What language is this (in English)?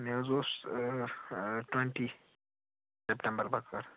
Kashmiri